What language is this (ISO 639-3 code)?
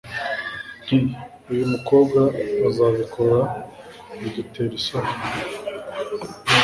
kin